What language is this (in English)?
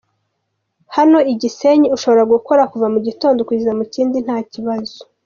Kinyarwanda